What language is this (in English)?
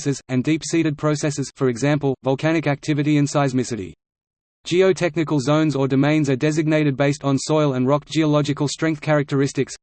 English